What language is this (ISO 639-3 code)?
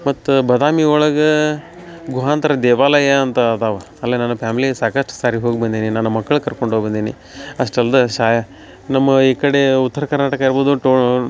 kan